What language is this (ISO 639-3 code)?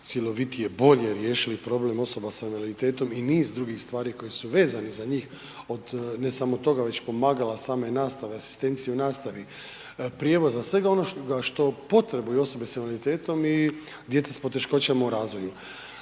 hrv